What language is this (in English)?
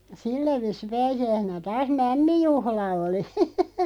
Finnish